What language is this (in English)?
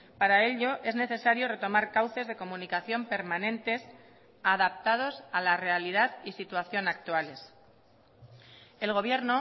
Spanish